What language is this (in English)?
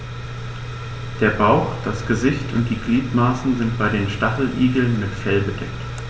German